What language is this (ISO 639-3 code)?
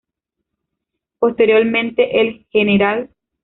spa